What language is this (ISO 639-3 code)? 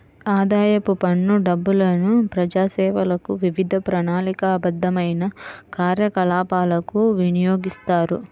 tel